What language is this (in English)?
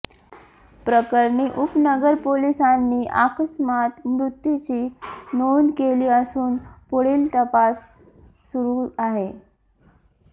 Marathi